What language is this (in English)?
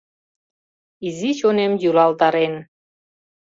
Mari